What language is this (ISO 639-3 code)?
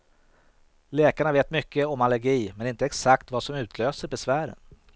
swe